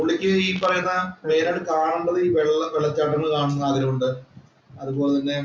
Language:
Malayalam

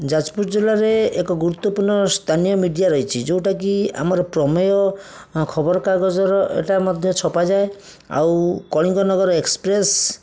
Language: Odia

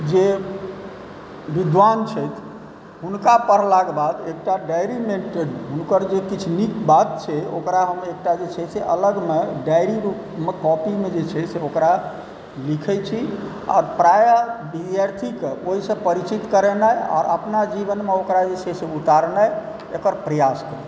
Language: Maithili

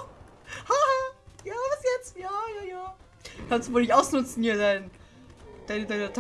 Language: German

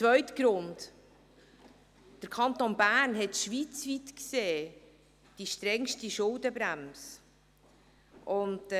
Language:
Swiss German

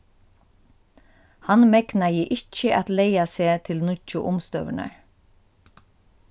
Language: Faroese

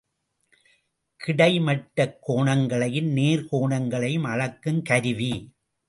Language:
Tamil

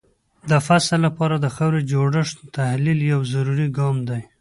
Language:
Pashto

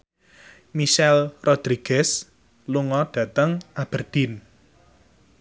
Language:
Javanese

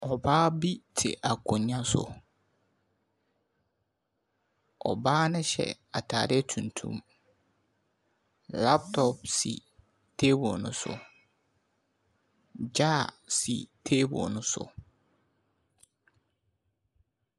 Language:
Akan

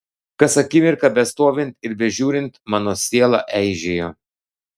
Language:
Lithuanian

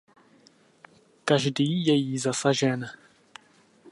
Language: Czech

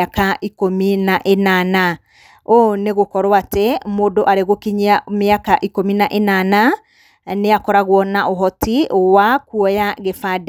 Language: Kikuyu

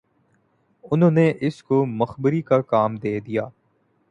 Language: Urdu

